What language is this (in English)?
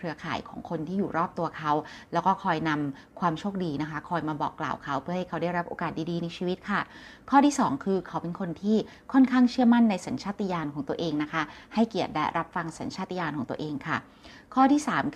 Thai